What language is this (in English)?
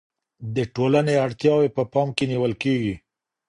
Pashto